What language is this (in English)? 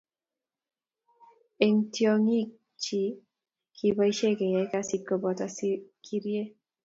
Kalenjin